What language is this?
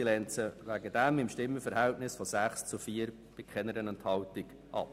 Swiss German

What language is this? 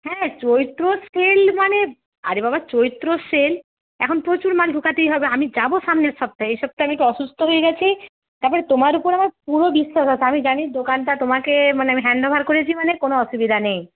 Bangla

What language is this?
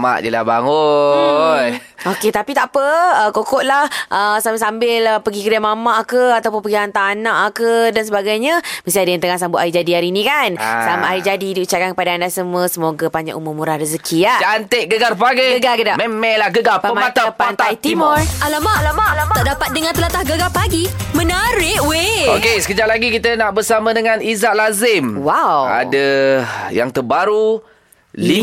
Malay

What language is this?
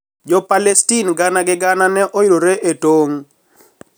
Luo (Kenya and Tanzania)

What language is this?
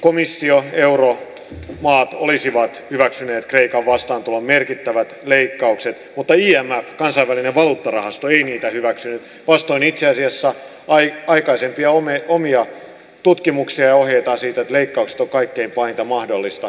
Finnish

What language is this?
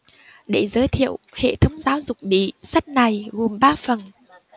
Vietnamese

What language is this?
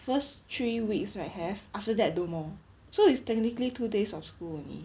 English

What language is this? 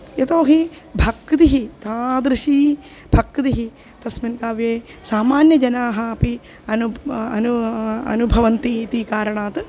Sanskrit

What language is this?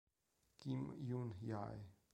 Italian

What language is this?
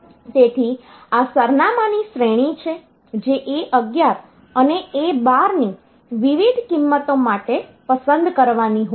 Gujarati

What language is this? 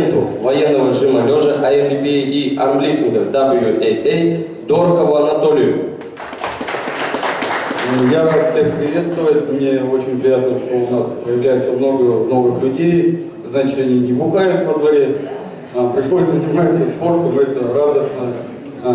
Russian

